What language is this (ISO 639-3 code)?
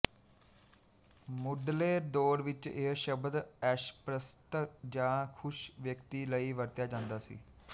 pan